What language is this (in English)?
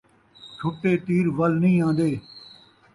Saraiki